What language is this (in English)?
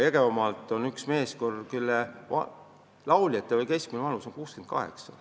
Estonian